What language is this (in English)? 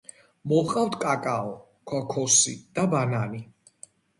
Georgian